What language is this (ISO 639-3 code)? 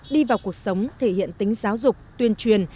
vie